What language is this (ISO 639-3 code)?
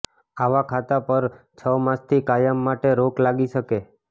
guj